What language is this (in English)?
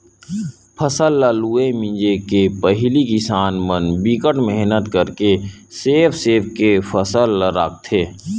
Chhattisgarhi